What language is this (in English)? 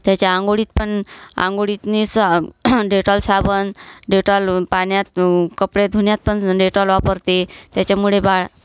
Marathi